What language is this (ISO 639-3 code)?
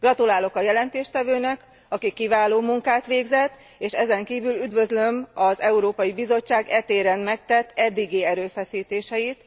hun